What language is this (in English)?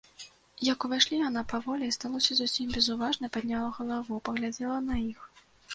Belarusian